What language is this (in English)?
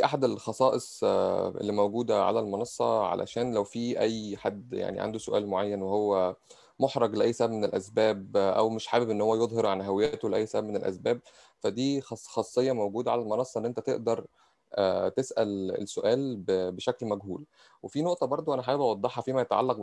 Arabic